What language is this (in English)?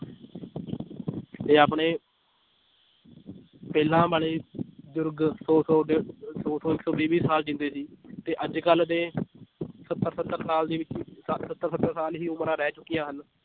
Punjabi